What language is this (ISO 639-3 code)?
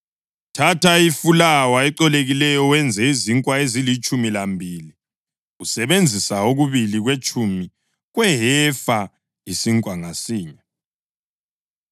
nde